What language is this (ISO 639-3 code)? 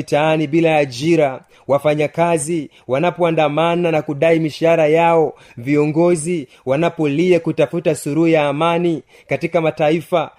swa